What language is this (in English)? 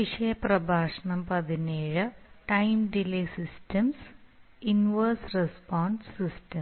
Malayalam